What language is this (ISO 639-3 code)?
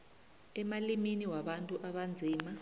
nbl